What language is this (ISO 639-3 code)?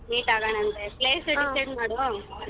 kan